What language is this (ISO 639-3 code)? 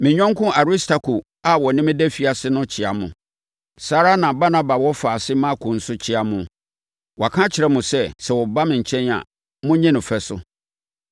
aka